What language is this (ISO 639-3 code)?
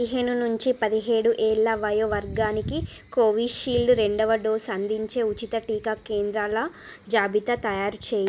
tel